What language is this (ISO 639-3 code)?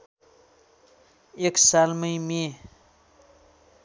nep